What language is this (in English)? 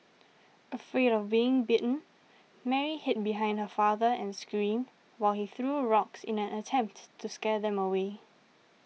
English